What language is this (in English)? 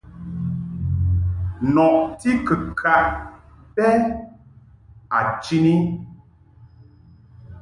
Mungaka